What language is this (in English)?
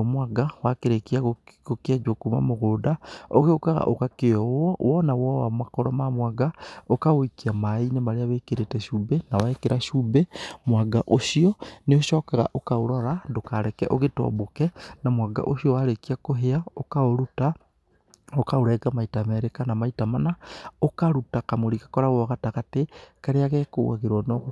Kikuyu